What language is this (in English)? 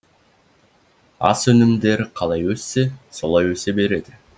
Kazakh